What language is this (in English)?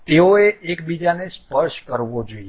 Gujarati